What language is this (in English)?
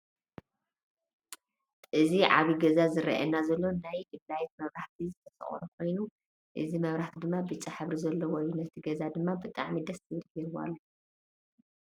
Tigrinya